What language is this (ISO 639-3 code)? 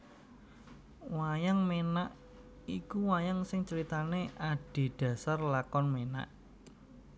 jav